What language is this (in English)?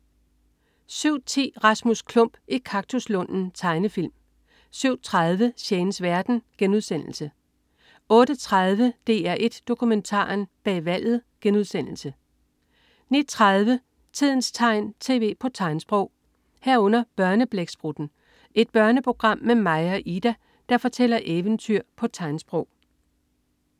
Danish